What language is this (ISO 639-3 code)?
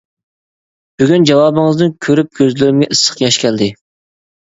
uig